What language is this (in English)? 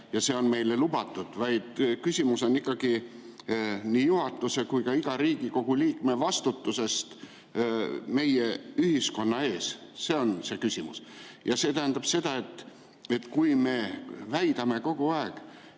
Estonian